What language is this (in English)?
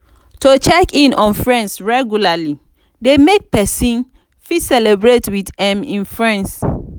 Nigerian Pidgin